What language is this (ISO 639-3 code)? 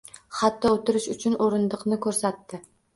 uzb